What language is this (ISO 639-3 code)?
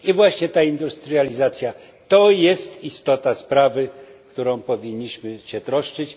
pol